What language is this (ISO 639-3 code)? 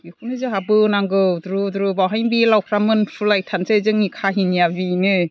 brx